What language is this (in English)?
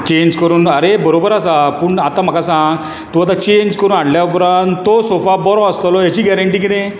Konkani